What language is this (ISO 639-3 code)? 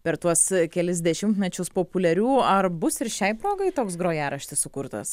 lit